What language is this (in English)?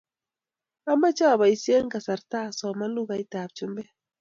Kalenjin